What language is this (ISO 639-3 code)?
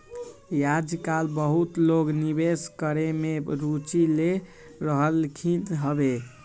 mag